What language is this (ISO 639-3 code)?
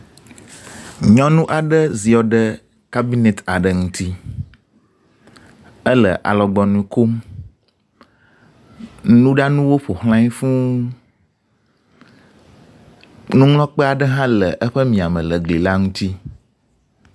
ewe